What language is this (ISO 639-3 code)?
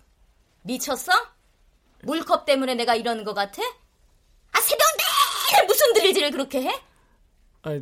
kor